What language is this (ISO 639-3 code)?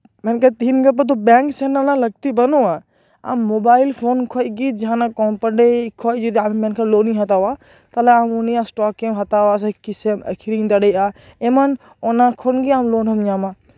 sat